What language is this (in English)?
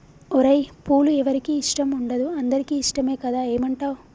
Telugu